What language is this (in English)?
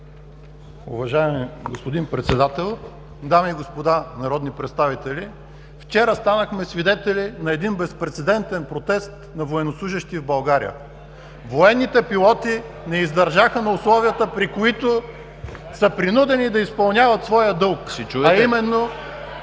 Bulgarian